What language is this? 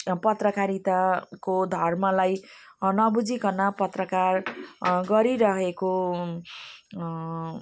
Nepali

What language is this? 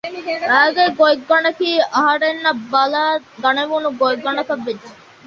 Divehi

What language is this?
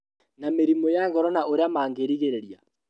Kikuyu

